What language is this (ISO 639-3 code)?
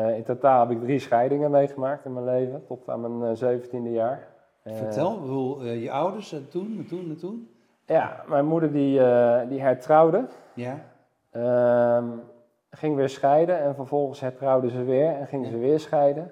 nld